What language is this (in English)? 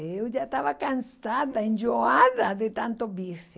Portuguese